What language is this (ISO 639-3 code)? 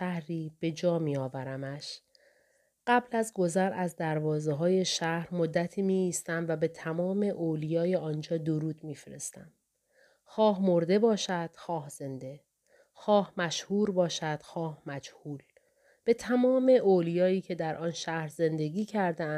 fas